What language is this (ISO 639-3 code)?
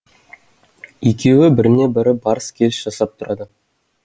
kaz